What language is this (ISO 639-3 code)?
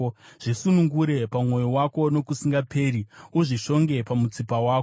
sna